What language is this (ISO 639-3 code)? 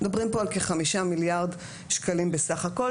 heb